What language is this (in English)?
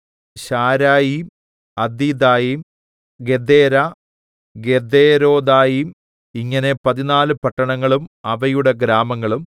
Malayalam